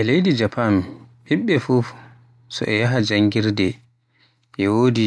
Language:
Western Niger Fulfulde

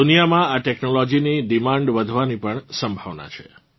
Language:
Gujarati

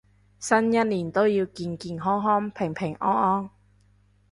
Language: Cantonese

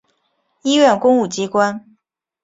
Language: Chinese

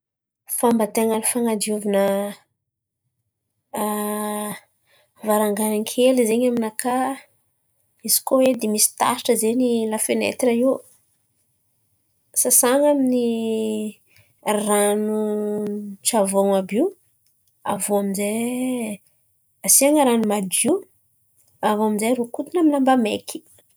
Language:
Antankarana Malagasy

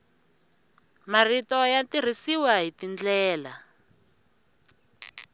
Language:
Tsonga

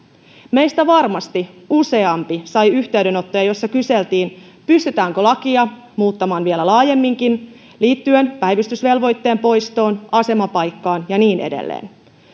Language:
Finnish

